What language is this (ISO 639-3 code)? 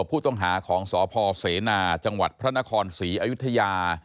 tha